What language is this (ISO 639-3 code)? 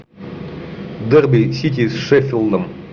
rus